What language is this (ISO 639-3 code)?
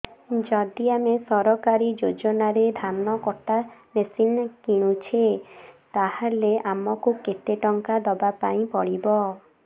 ori